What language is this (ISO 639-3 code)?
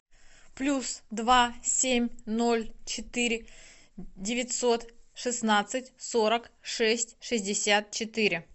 rus